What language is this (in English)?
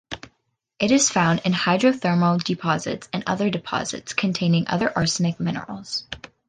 English